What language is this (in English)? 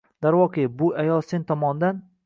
Uzbek